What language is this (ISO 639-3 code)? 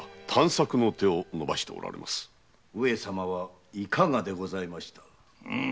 jpn